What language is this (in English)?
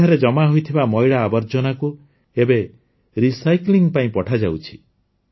Odia